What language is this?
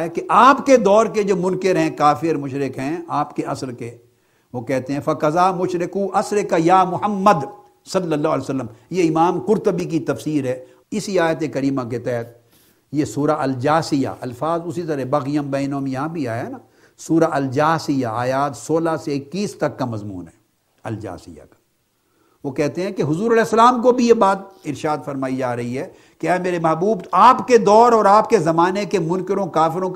Urdu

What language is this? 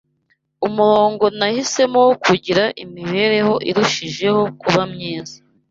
Kinyarwanda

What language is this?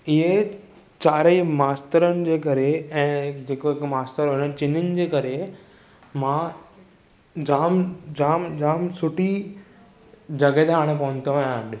Sindhi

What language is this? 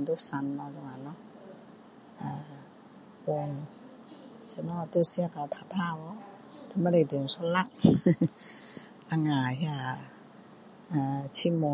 Min Dong Chinese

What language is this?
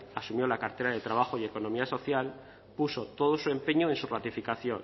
Spanish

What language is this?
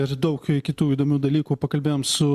Lithuanian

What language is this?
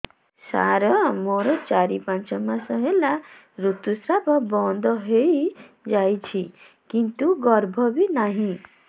Odia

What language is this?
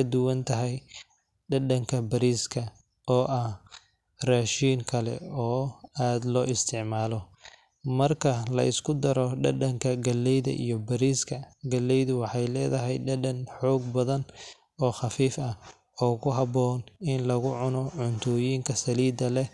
Somali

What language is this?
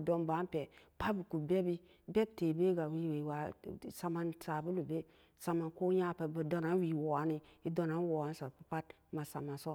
Samba Daka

